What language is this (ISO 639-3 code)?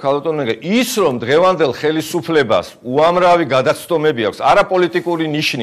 ron